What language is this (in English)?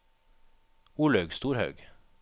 Norwegian